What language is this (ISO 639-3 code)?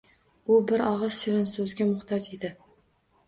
uzb